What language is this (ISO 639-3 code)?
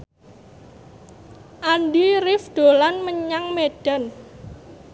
jav